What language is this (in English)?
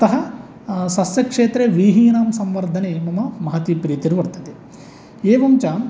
Sanskrit